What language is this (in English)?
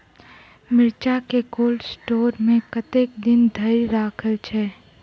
Maithili